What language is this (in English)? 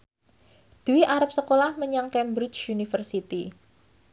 Javanese